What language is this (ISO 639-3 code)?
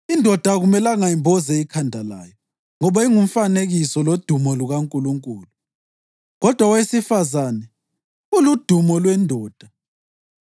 nde